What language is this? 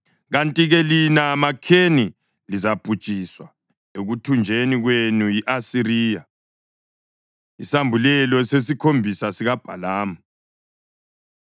North Ndebele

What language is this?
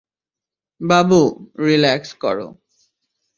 Bangla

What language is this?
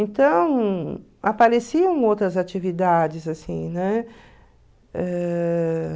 Portuguese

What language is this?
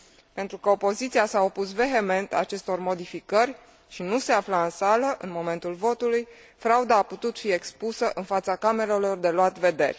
Romanian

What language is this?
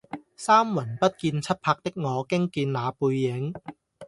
Cantonese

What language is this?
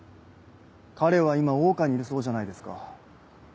Japanese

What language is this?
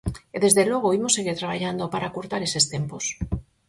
Galician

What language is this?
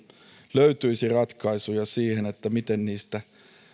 Finnish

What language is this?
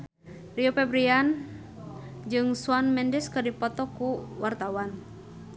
Sundanese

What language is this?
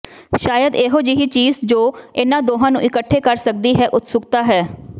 Punjabi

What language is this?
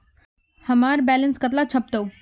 Magahi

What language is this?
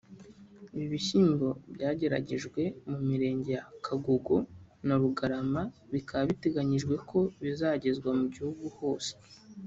Kinyarwanda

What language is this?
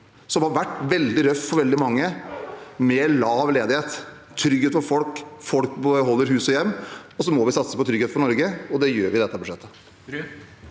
Norwegian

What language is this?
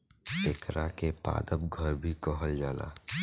Bhojpuri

